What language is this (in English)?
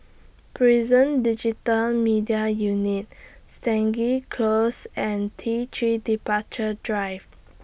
English